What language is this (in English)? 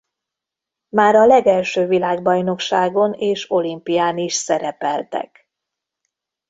Hungarian